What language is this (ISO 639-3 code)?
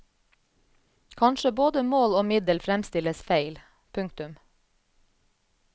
nor